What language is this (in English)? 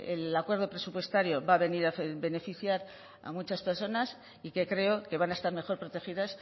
Spanish